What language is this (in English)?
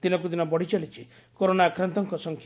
Odia